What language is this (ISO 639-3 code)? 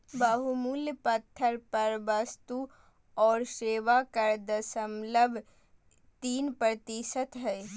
mag